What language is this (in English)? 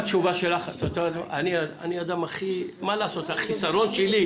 Hebrew